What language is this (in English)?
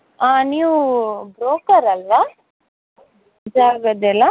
Kannada